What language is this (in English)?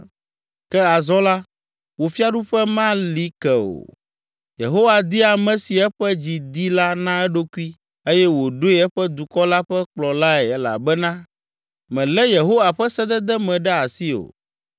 Ewe